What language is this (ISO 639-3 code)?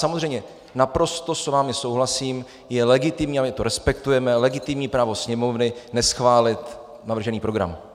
ces